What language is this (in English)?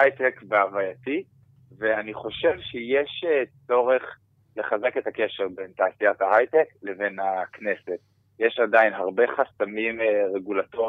Hebrew